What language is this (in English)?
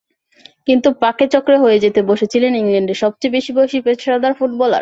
Bangla